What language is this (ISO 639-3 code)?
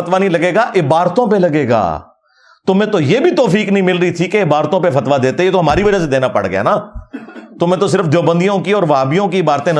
urd